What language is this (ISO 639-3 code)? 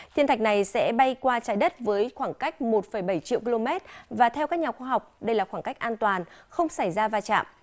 vie